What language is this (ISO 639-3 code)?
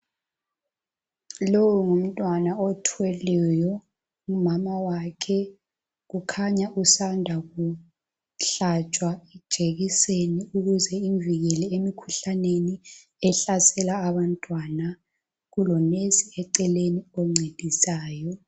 nde